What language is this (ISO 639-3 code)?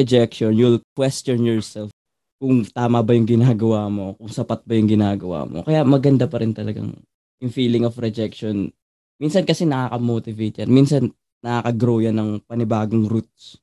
fil